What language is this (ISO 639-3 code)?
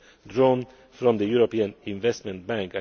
eng